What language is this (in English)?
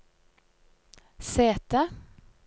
Norwegian